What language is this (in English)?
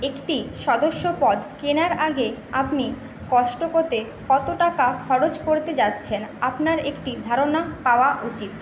Bangla